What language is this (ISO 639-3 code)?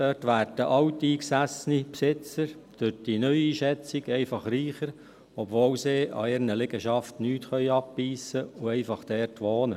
gsw